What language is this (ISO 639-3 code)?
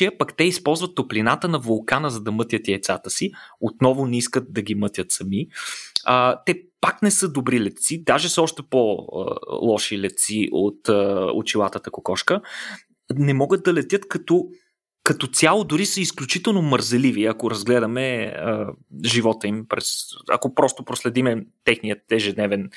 bul